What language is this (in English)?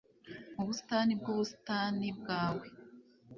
Kinyarwanda